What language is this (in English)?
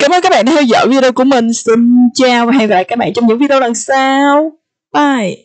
Vietnamese